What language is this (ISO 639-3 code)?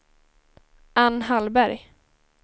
swe